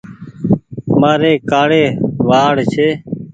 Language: Goaria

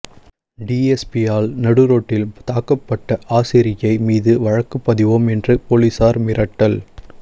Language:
Tamil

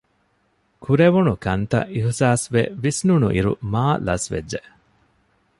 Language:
Divehi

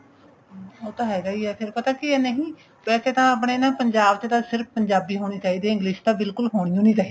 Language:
Punjabi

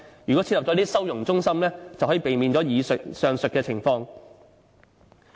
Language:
Cantonese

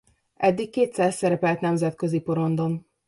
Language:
Hungarian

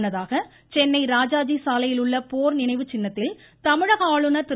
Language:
Tamil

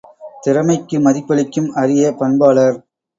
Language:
Tamil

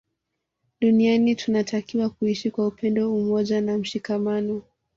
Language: Swahili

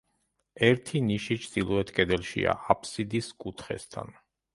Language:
Georgian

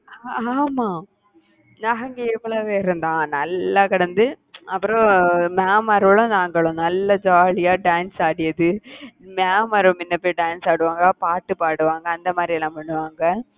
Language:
Tamil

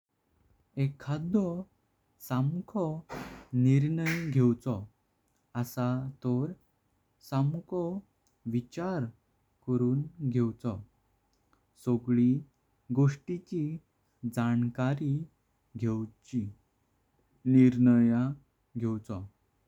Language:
Konkani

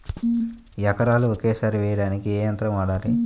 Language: Telugu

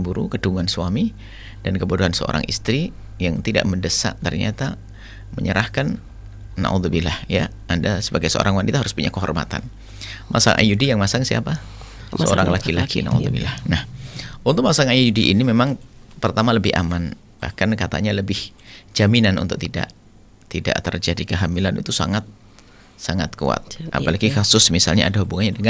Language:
Indonesian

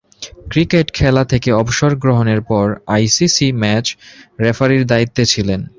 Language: Bangla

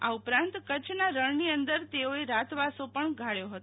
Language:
Gujarati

